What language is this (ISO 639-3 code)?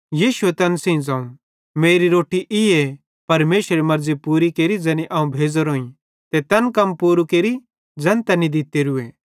bhd